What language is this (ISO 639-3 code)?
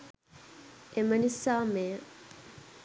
sin